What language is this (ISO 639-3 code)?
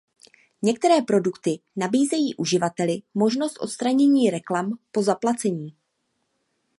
ces